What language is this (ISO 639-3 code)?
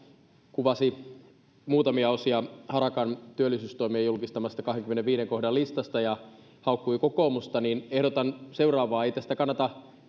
fin